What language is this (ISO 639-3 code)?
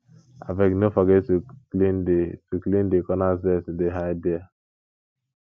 pcm